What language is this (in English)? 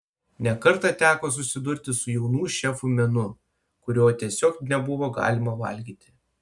Lithuanian